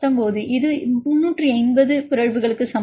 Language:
Tamil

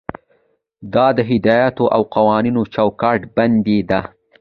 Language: Pashto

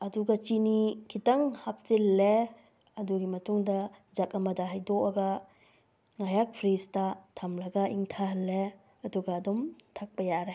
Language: Manipuri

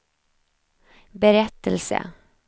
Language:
Swedish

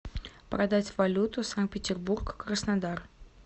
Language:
Russian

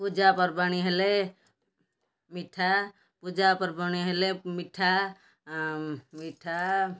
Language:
Odia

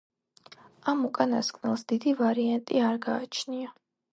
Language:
Georgian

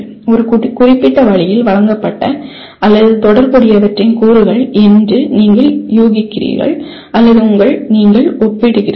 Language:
Tamil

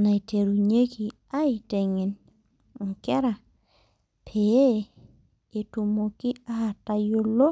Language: Masai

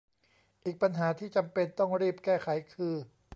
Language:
Thai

